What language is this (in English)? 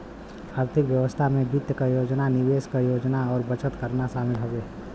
Bhojpuri